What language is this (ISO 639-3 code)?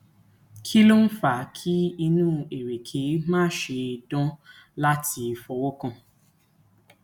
yor